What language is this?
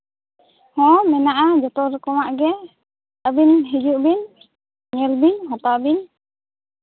Santali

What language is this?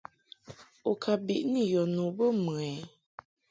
Mungaka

